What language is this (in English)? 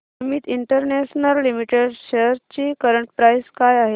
Marathi